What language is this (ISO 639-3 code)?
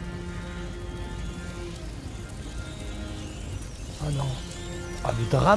fra